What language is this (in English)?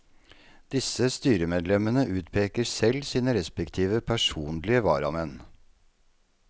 Norwegian